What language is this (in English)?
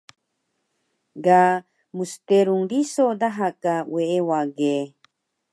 Taroko